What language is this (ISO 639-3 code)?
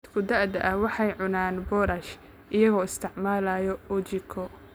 som